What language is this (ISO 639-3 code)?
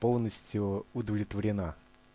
rus